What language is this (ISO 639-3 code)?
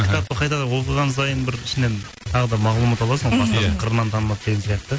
kaz